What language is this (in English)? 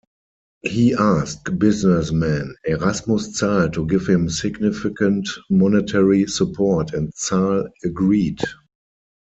English